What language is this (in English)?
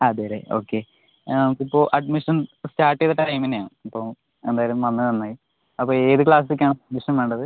Malayalam